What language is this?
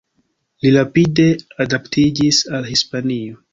Esperanto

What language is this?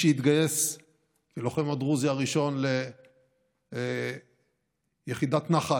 Hebrew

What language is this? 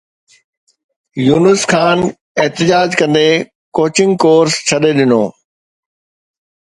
Sindhi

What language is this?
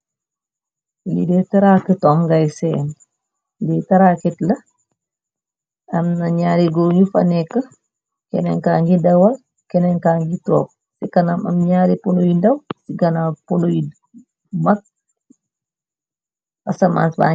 Wolof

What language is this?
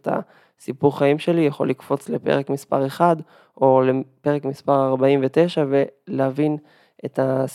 Hebrew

